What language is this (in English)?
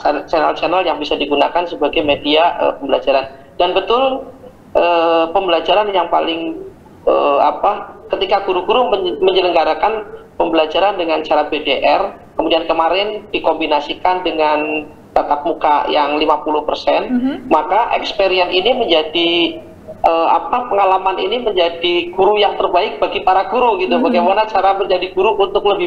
Indonesian